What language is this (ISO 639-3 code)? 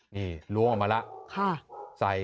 tha